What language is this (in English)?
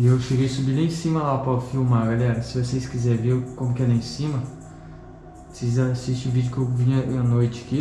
Portuguese